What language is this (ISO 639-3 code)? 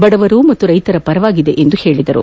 kan